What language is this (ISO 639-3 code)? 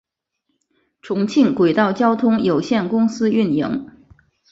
zho